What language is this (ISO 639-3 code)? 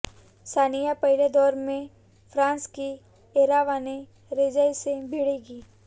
hin